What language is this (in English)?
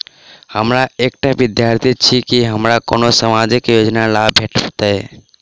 Maithili